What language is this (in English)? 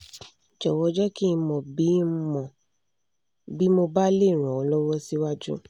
Yoruba